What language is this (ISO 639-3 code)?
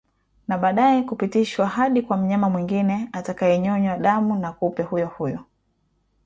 swa